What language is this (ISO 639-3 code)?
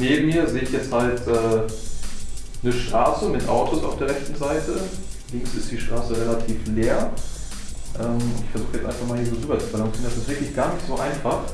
deu